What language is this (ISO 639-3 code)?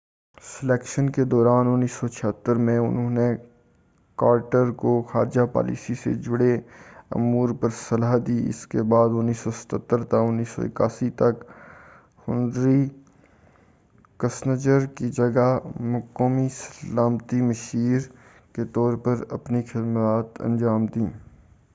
urd